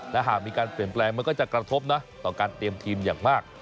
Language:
Thai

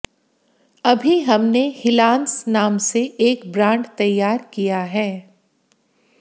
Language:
Hindi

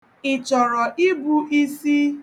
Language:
Igbo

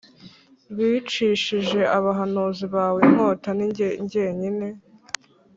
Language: Kinyarwanda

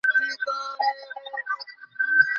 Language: Bangla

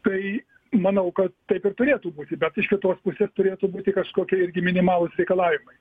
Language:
Lithuanian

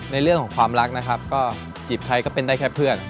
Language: Thai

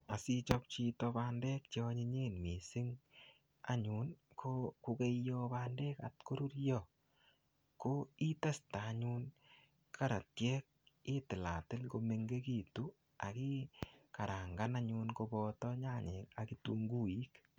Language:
Kalenjin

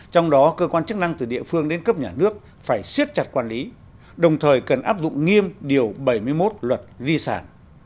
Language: Vietnamese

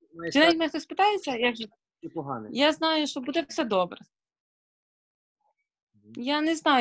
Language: Ukrainian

